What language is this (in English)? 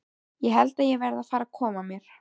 Icelandic